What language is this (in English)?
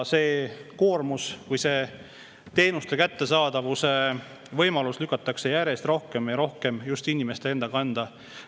Estonian